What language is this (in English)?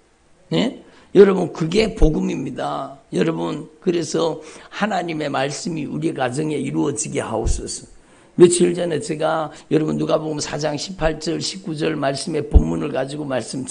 Korean